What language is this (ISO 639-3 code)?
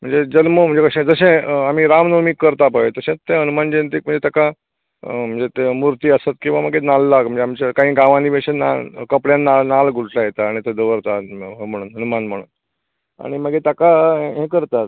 kok